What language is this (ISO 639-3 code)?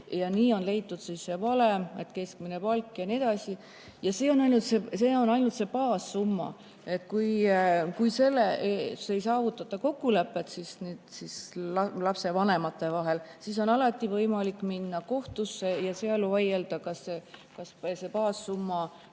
est